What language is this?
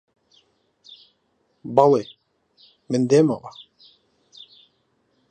Central Kurdish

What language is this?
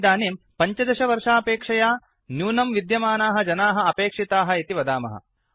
Sanskrit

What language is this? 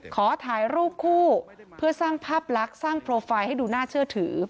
Thai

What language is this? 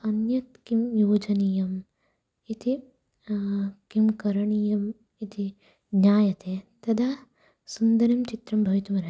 Sanskrit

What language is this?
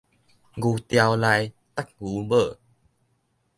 Min Nan Chinese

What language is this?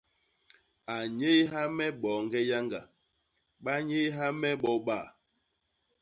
Basaa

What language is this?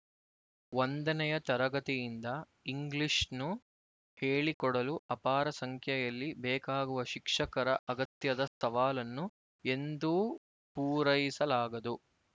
Kannada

